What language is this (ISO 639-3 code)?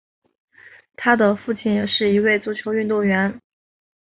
zho